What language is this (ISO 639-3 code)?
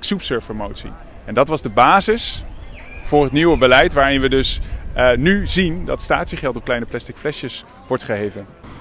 nld